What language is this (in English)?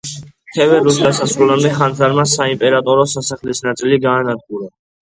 Georgian